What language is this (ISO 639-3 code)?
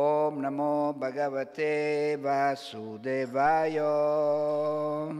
ita